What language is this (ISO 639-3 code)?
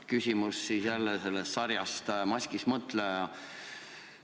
est